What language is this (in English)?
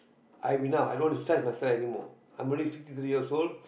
English